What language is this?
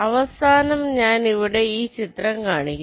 Malayalam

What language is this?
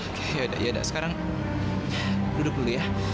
Indonesian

